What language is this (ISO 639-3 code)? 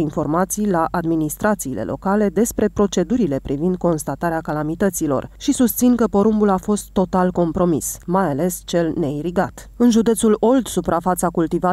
ron